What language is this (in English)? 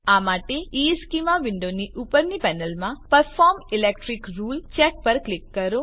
Gujarati